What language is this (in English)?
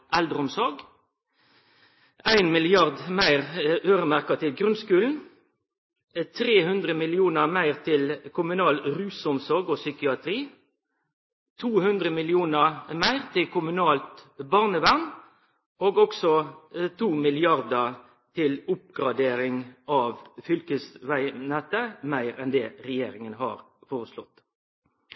Norwegian Nynorsk